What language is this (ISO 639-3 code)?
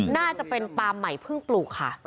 tha